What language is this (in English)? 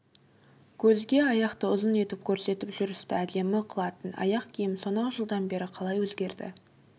Kazakh